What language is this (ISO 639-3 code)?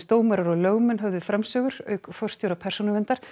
isl